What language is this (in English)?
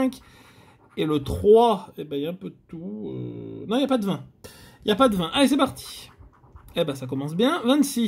French